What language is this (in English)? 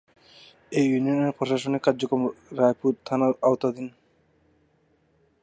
Bangla